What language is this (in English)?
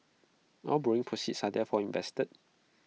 English